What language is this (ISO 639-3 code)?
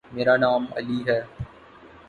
urd